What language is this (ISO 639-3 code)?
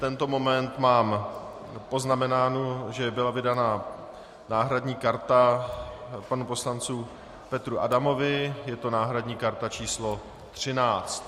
ces